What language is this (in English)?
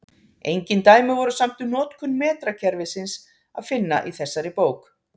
Icelandic